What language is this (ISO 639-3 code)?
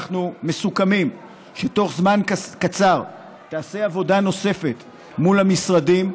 heb